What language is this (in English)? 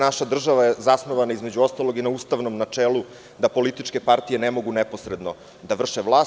Serbian